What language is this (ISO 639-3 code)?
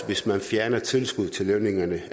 dan